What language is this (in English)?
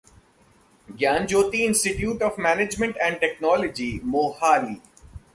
Hindi